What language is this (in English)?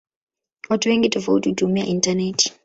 Swahili